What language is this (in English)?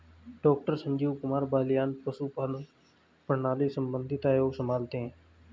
Hindi